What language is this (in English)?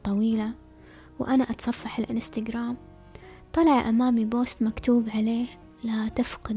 Arabic